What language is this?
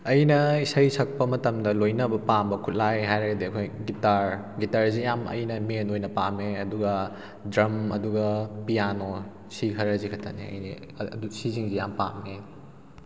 Manipuri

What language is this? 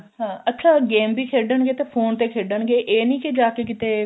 Punjabi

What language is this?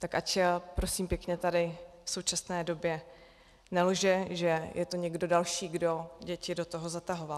Czech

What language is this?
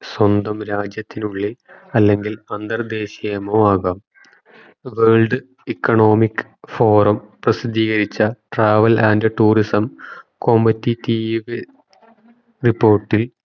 Malayalam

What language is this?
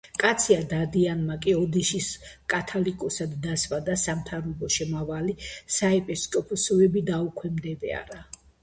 Georgian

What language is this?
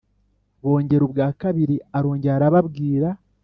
Kinyarwanda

